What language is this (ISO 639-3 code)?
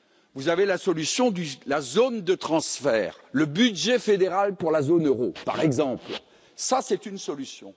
fra